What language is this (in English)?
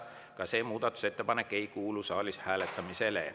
Estonian